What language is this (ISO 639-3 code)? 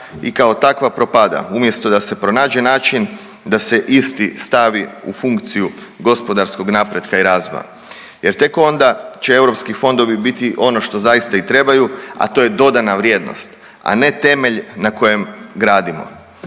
hrv